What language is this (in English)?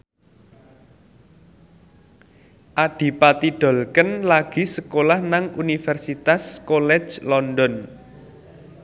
Javanese